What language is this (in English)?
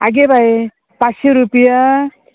Konkani